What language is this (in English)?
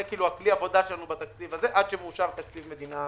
Hebrew